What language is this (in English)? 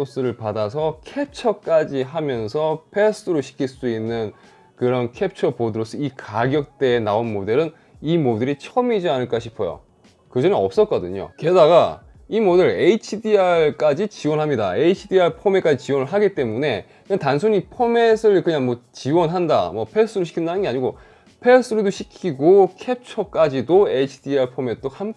Korean